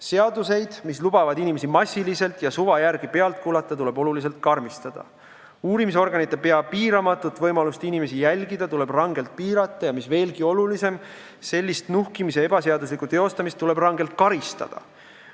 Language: Estonian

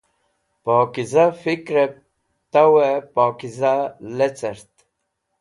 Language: Wakhi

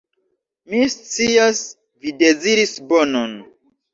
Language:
Esperanto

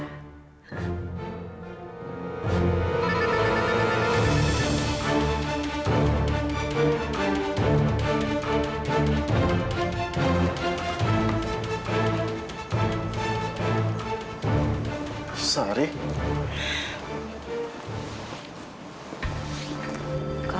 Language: Indonesian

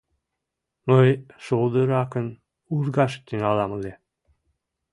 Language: Mari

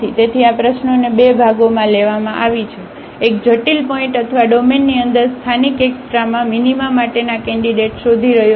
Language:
Gujarati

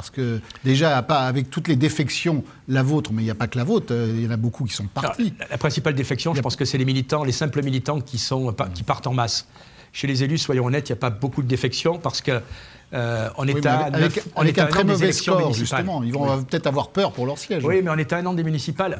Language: French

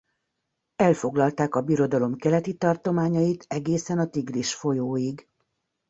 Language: Hungarian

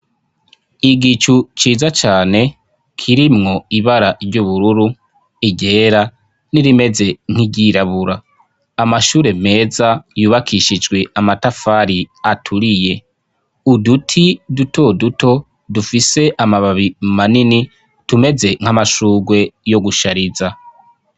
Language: Rundi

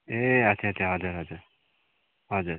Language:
Nepali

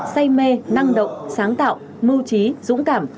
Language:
Vietnamese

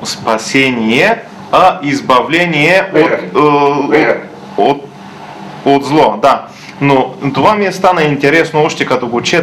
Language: Bulgarian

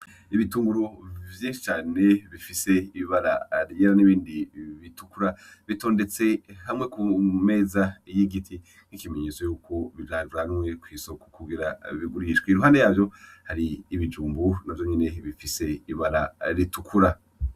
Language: Rundi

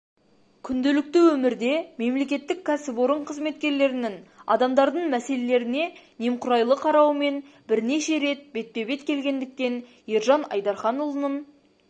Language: Kazakh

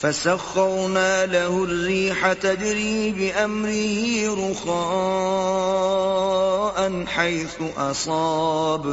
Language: Urdu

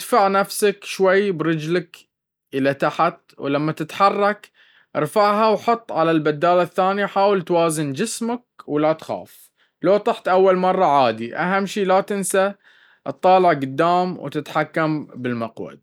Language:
Baharna Arabic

